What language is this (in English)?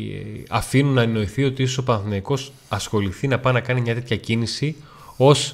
Greek